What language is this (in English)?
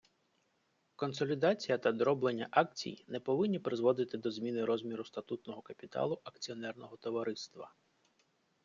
Ukrainian